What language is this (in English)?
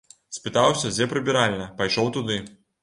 Belarusian